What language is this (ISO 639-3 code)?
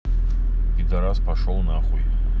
rus